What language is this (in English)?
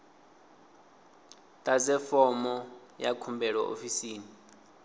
Venda